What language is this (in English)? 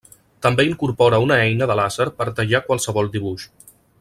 Catalan